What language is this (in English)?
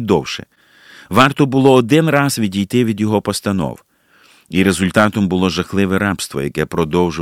Ukrainian